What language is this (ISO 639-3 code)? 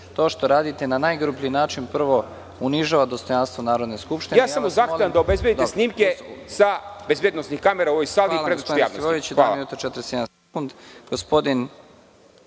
srp